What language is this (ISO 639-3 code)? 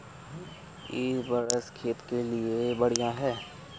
mag